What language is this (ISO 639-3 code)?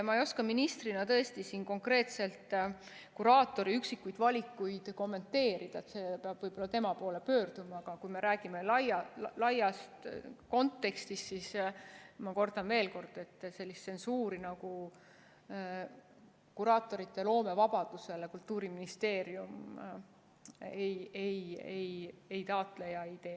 est